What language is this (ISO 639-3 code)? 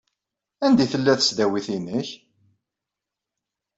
kab